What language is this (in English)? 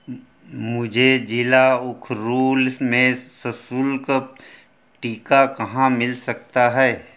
Hindi